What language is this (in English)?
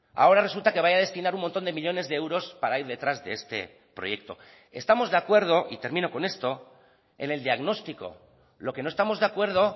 Spanish